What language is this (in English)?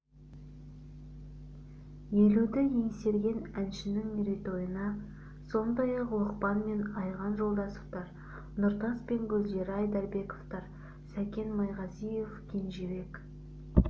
Kazakh